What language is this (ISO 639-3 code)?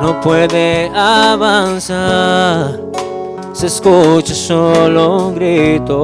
spa